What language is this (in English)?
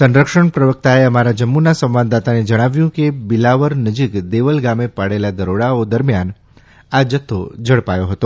Gujarati